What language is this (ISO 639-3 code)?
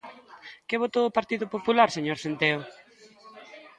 glg